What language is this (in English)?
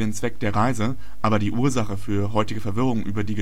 German